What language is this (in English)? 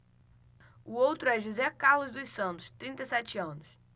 Portuguese